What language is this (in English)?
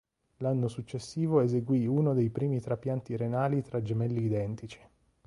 Italian